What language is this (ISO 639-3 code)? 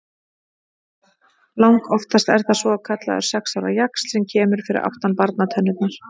isl